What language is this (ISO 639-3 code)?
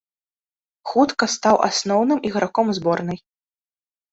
bel